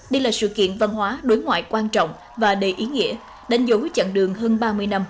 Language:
Vietnamese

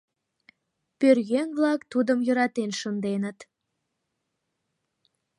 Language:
Mari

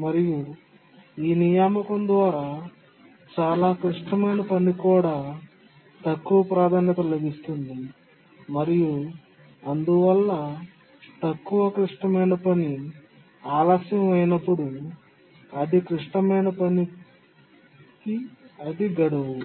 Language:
Telugu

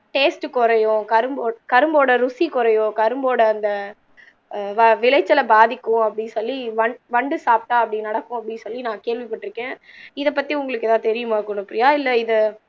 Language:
Tamil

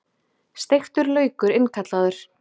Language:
Icelandic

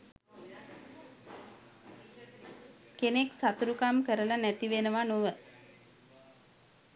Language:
Sinhala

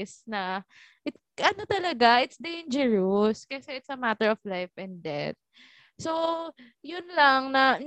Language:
Filipino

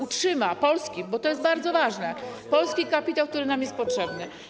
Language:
Polish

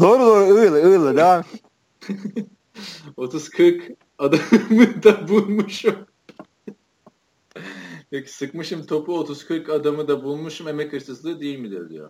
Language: Turkish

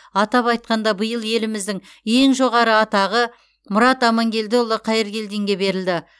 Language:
Kazakh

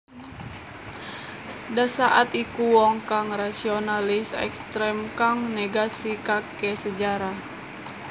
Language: Javanese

